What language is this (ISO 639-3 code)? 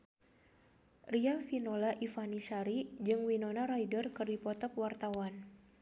sun